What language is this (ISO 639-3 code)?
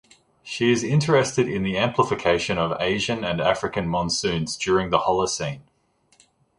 eng